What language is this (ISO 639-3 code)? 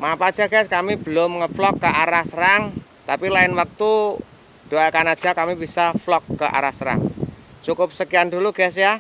ind